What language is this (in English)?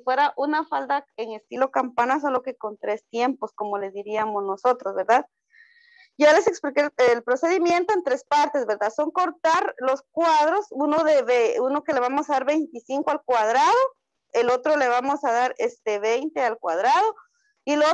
Spanish